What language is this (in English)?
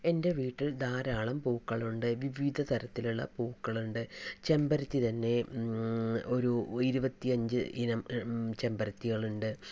Malayalam